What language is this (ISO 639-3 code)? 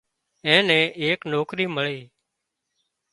kxp